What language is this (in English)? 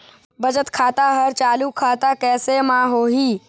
Chhattisgarhi